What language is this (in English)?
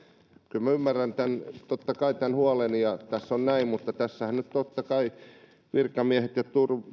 Finnish